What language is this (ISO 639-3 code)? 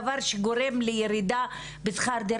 heb